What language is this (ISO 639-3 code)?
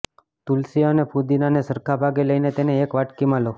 guj